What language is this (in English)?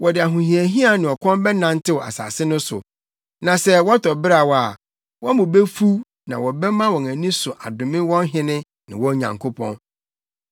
Akan